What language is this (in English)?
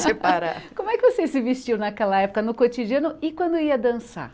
Portuguese